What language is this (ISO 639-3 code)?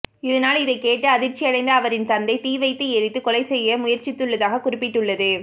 tam